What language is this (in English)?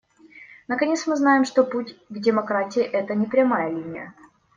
Russian